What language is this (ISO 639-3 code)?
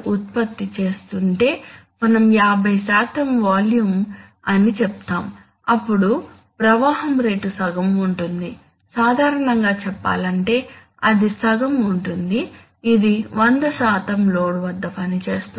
tel